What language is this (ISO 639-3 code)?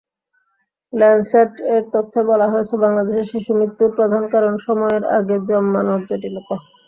ben